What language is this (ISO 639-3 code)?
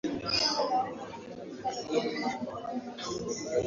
swa